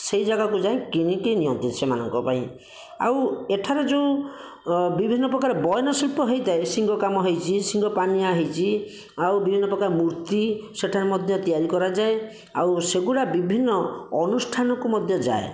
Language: Odia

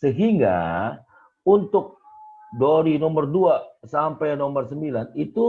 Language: Indonesian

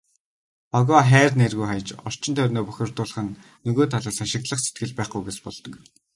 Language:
Mongolian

